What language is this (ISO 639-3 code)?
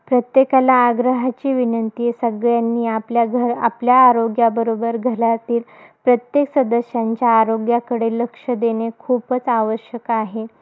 mar